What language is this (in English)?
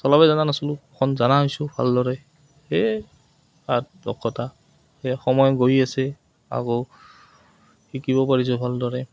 Assamese